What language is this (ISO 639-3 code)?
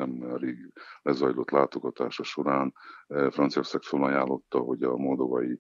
hun